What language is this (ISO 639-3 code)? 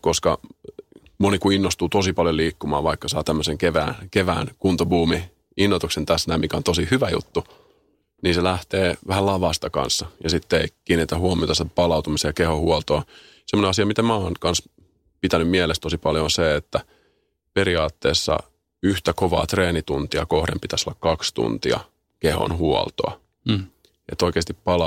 fin